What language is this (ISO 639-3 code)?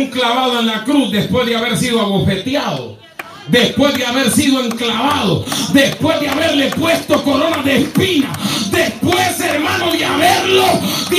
spa